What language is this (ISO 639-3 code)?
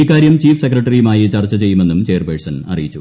mal